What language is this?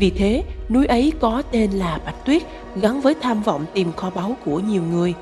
Vietnamese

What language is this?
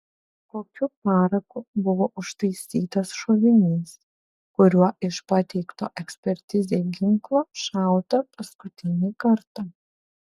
Lithuanian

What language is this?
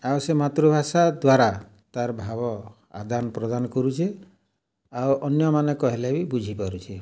Odia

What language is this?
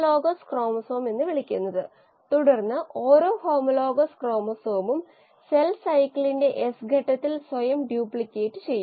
Malayalam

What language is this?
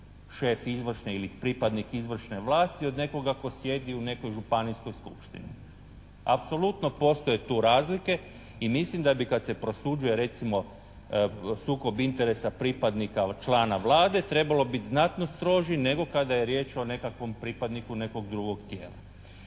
Croatian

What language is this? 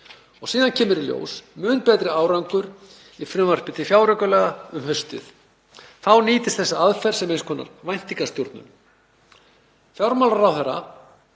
Icelandic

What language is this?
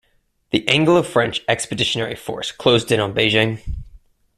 English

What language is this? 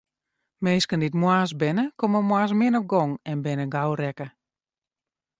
Western Frisian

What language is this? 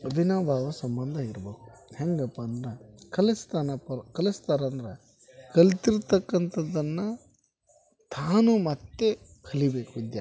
Kannada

